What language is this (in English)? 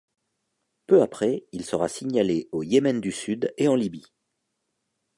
French